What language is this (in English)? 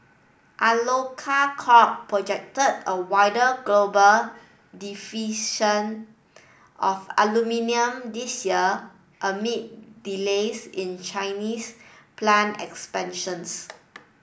English